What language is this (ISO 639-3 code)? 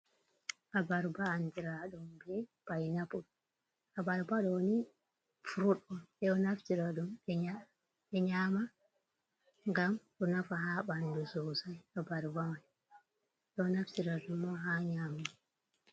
ful